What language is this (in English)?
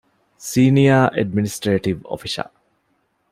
Divehi